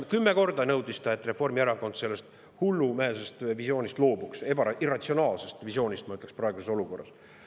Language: Estonian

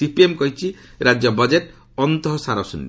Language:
Odia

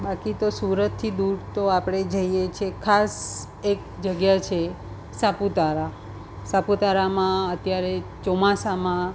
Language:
Gujarati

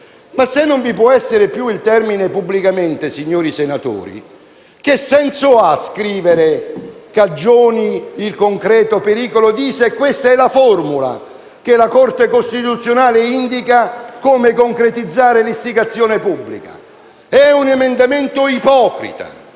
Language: Italian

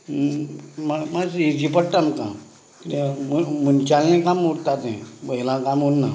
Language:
Konkani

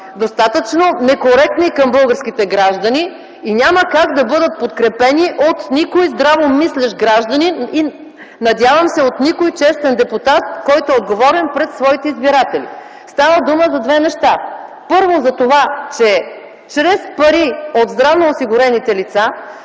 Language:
Bulgarian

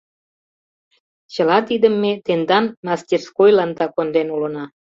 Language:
Mari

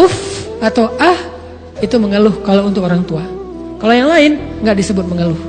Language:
Indonesian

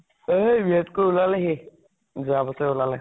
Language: Assamese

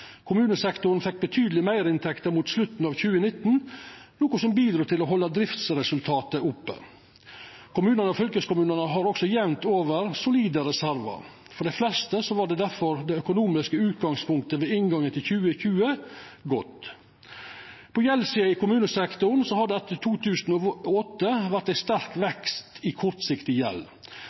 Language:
Norwegian Nynorsk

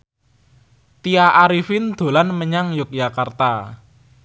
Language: Javanese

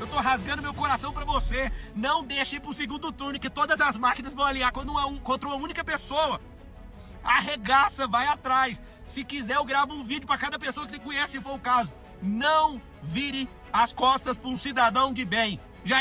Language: Portuguese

